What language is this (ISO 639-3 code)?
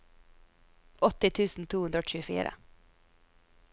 nor